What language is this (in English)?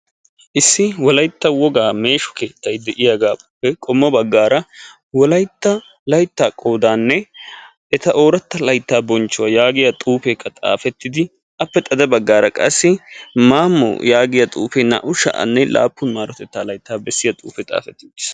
Wolaytta